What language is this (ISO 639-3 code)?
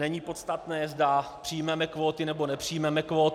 ces